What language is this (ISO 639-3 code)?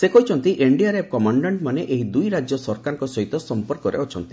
ori